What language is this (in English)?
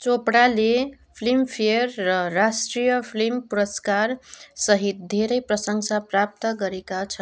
Nepali